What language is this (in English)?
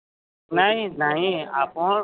Odia